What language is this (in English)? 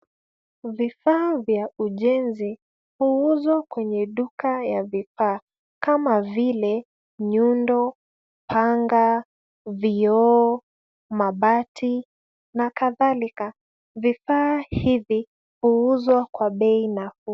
Swahili